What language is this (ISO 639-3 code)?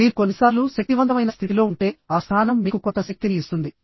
tel